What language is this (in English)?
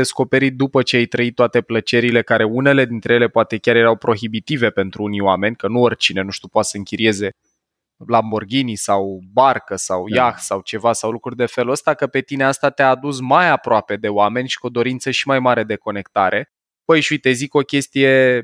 Romanian